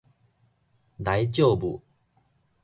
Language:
Min Nan Chinese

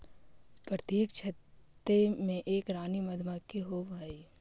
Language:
Magahi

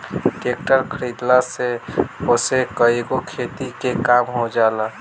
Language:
Bhojpuri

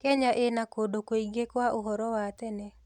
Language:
Kikuyu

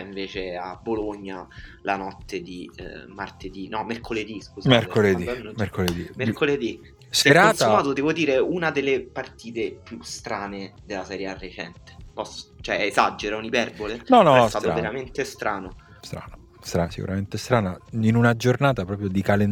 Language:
Italian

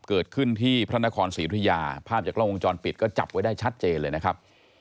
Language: Thai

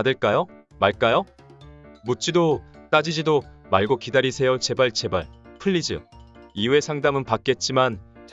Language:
Korean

